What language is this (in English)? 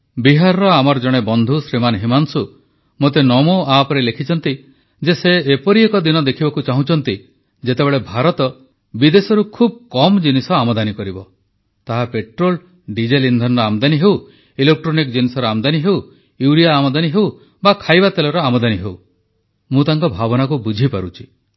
Odia